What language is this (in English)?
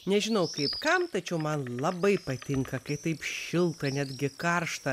Lithuanian